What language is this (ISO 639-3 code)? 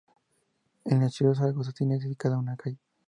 spa